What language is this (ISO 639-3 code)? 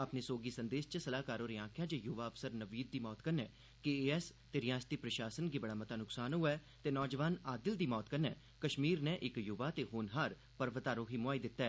doi